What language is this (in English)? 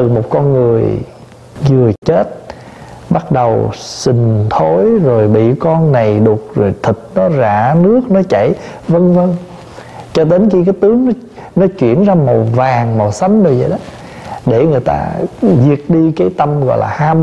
Vietnamese